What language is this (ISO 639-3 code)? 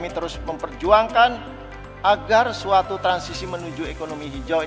ind